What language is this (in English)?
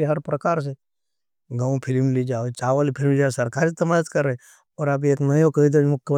Nimadi